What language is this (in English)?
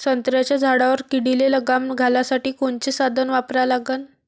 Marathi